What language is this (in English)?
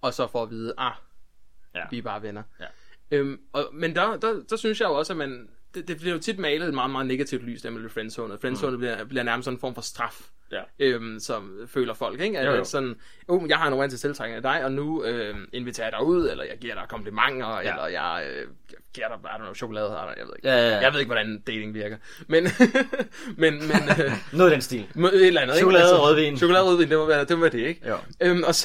Danish